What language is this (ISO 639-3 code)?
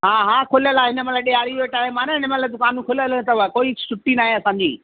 snd